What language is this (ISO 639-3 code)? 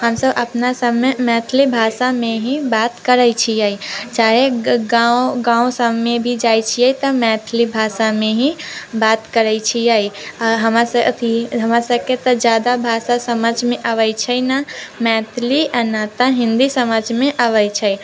mai